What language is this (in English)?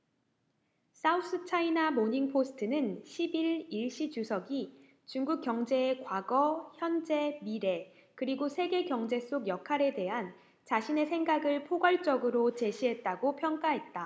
Korean